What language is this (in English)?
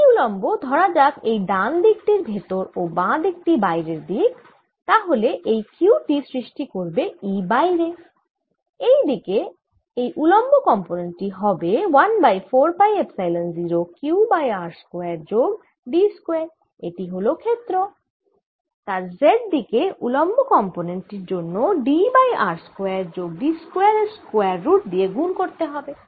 Bangla